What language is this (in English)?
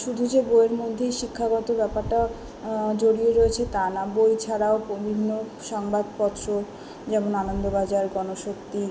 Bangla